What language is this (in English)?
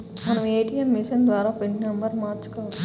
Telugu